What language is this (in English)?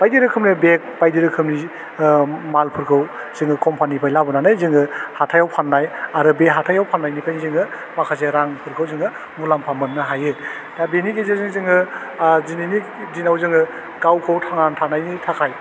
Bodo